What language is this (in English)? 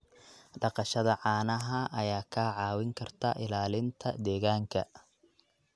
Somali